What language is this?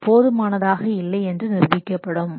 Tamil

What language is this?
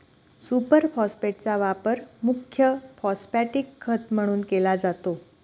Marathi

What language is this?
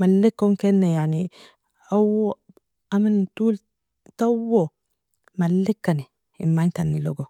Nobiin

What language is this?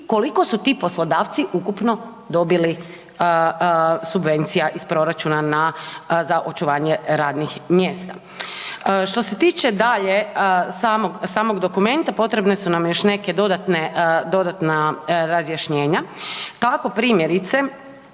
Croatian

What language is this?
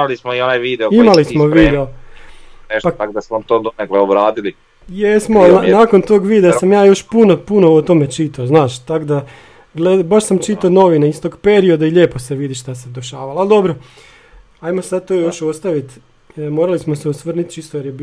Croatian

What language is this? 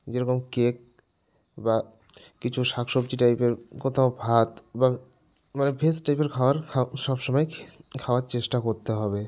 Bangla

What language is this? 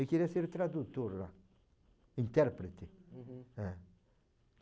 Portuguese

